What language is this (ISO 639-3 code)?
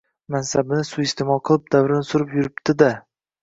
uzb